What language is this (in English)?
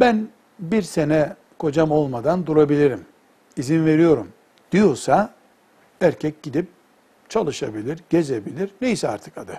Turkish